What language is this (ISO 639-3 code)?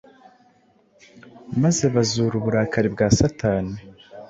kin